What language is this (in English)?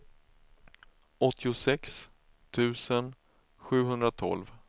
Swedish